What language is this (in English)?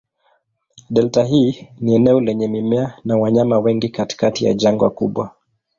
Swahili